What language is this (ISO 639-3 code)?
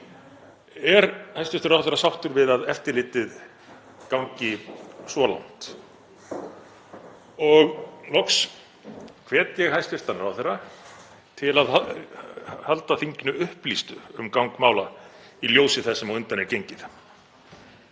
isl